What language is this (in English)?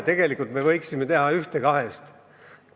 Estonian